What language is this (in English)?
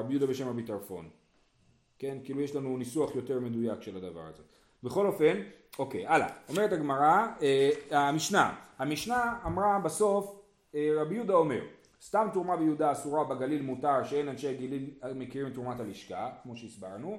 Hebrew